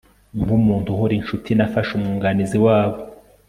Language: Kinyarwanda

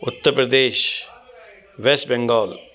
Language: Sindhi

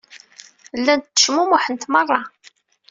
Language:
Kabyle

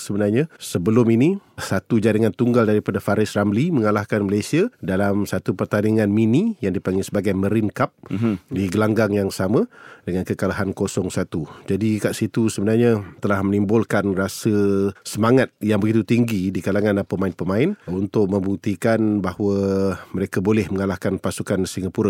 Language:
Malay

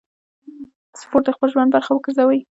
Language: Pashto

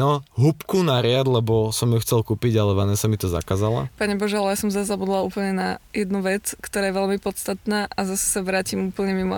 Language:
Slovak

